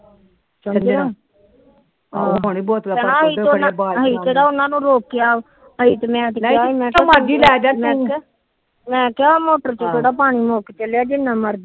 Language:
Punjabi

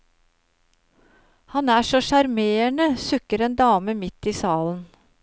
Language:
Norwegian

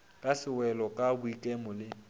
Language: Northern Sotho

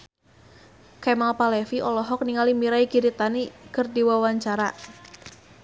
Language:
Sundanese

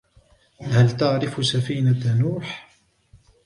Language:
Arabic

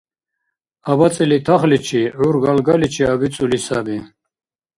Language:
Dargwa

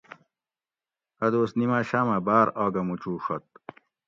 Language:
Gawri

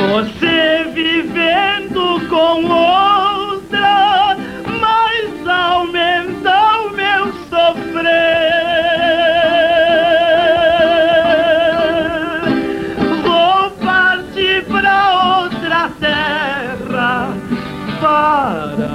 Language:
Portuguese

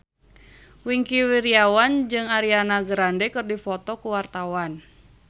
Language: Sundanese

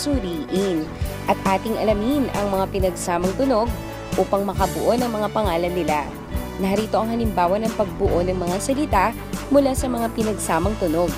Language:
Filipino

